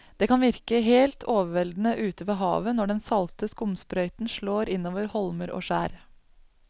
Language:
Norwegian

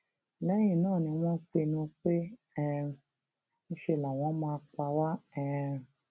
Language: Yoruba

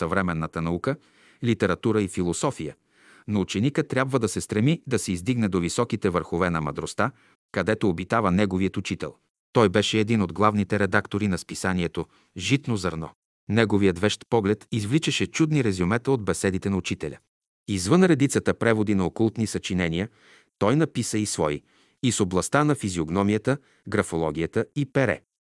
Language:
Bulgarian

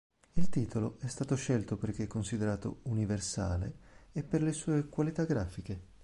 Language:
Italian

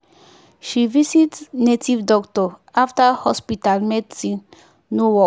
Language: Nigerian Pidgin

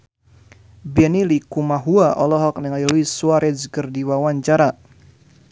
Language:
Sundanese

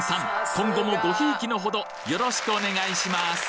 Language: Japanese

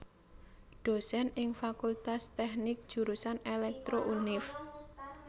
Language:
Javanese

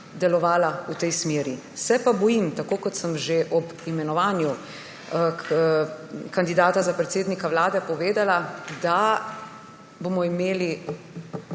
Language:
Slovenian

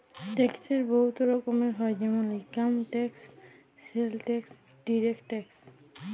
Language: Bangla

